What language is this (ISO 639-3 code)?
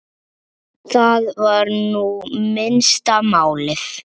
isl